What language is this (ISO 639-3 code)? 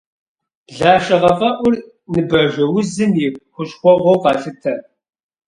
kbd